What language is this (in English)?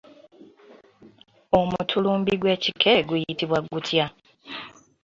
Ganda